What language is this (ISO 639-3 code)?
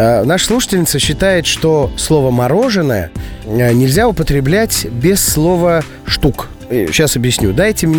rus